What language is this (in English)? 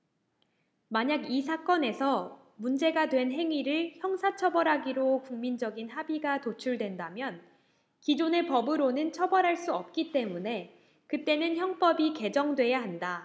Korean